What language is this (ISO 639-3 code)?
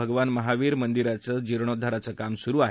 mar